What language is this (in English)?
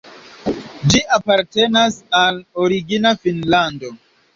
Esperanto